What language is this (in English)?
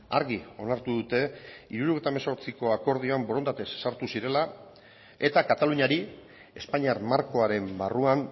Basque